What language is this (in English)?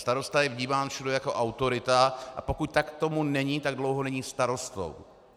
Czech